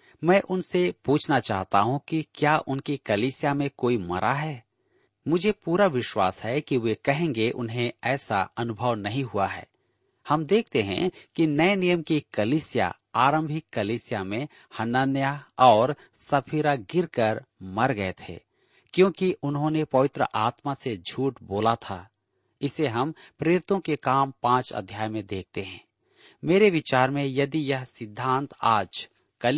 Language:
Hindi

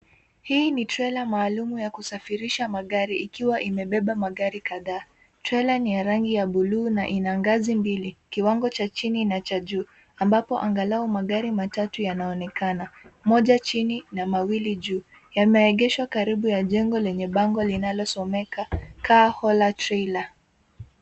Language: Swahili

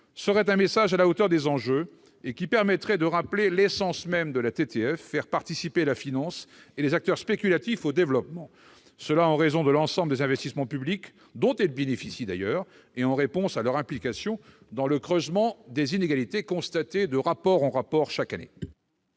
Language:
French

